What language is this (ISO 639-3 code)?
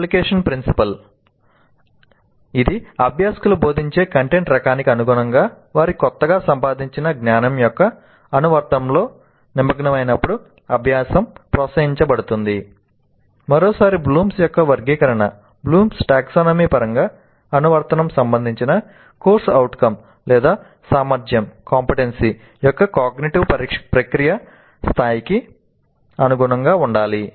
tel